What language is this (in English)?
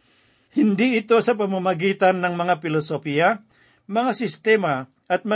Filipino